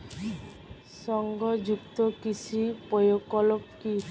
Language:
Bangla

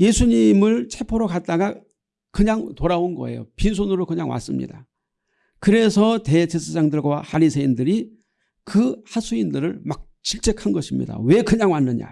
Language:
Korean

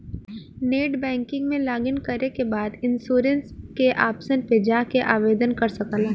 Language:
Bhojpuri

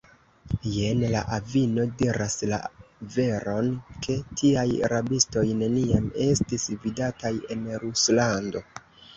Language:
Esperanto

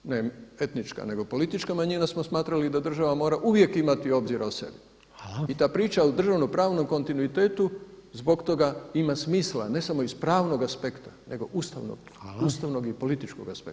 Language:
Croatian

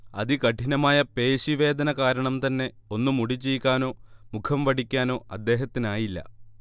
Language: Malayalam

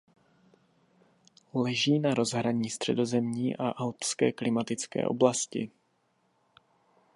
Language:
Czech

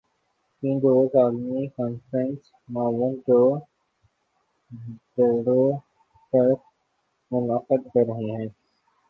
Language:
Urdu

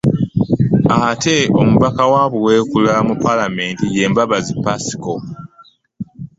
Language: Ganda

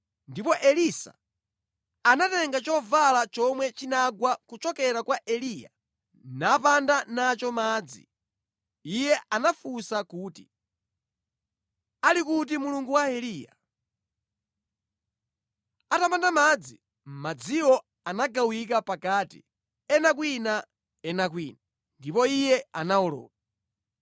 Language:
Nyanja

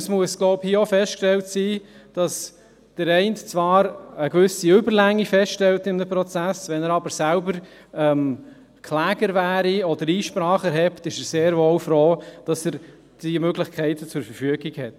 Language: Swiss German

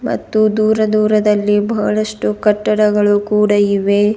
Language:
Kannada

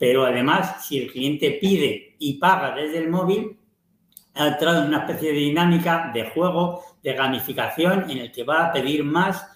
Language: Spanish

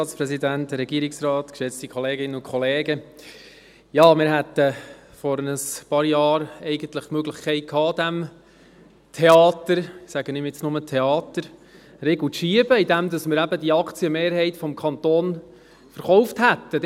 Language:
Swiss German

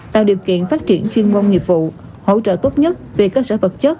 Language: Vietnamese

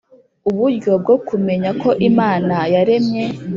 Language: Kinyarwanda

